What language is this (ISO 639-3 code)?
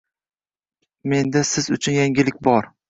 uzb